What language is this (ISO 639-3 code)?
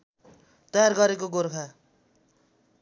nep